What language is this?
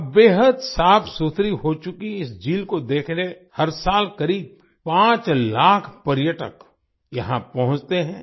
Hindi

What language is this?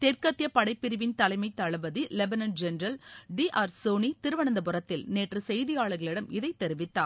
Tamil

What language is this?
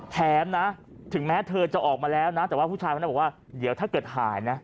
Thai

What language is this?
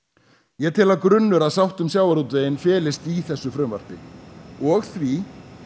Icelandic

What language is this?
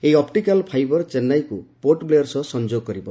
Odia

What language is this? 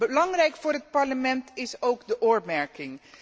Dutch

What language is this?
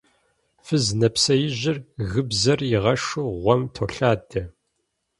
Kabardian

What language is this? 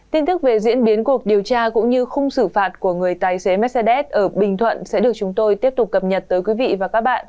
Vietnamese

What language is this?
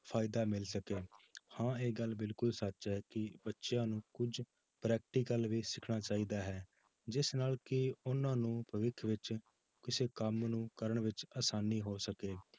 Punjabi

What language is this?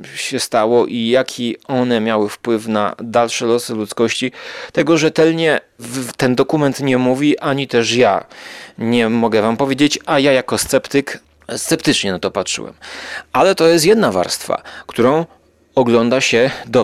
Polish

